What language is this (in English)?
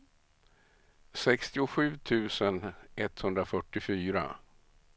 Swedish